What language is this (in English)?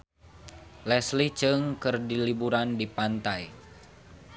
Sundanese